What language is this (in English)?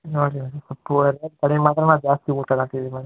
Kannada